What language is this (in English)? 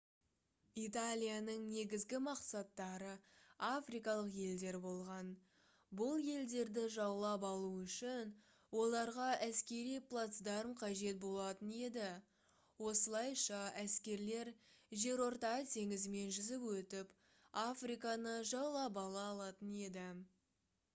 Kazakh